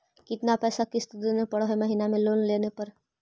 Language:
Magahi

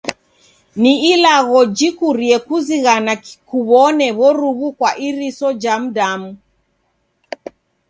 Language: Taita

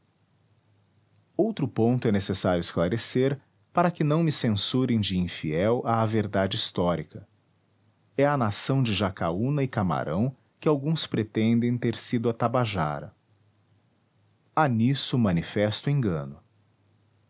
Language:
Portuguese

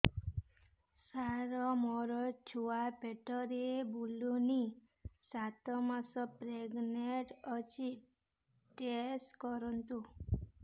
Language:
Odia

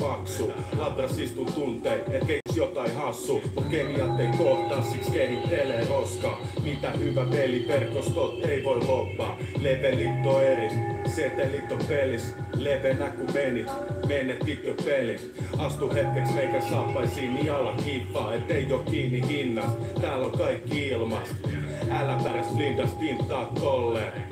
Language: Finnish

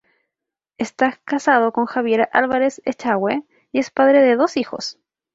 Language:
Spanish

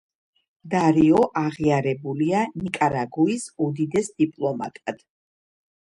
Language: Georgian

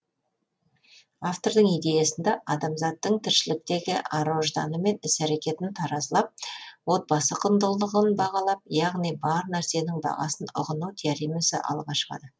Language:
Kazakh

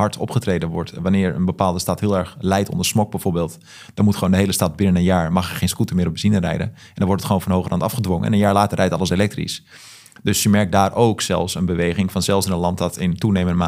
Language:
Dutch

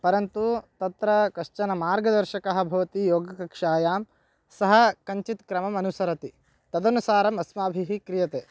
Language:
Sanskrit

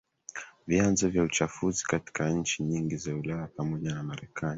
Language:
Swahili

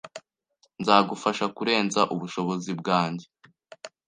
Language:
Kinyarwanda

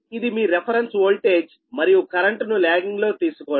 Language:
Telugu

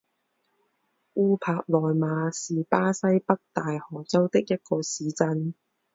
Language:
Chinese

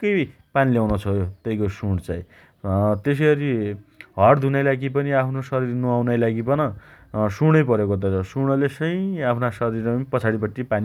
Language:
Dotyali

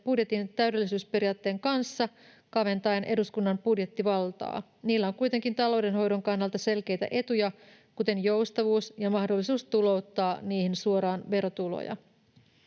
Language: Finnish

